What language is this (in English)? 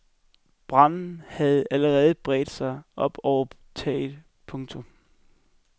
Danish